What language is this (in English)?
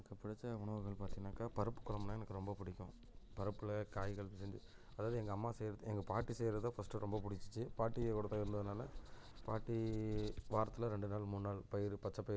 Tamil